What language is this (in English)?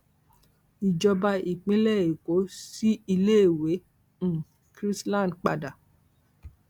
Yoruba